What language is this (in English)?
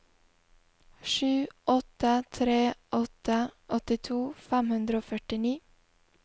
Norwegian